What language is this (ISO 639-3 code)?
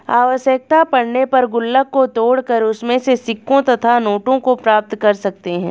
hin